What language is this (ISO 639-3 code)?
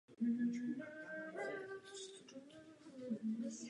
ces